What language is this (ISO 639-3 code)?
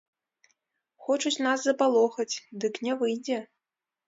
bel